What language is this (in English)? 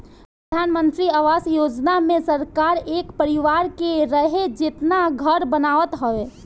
Bhojpuri